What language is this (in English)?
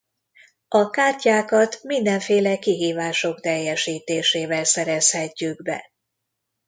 Hungarian